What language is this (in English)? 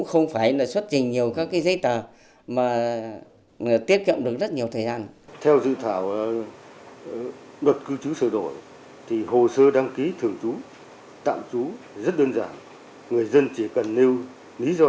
Vietnamese